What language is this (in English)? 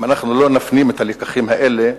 Hebrew